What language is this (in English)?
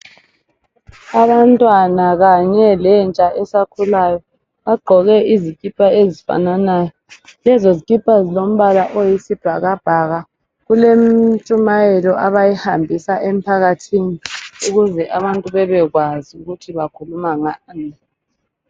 North Ndebele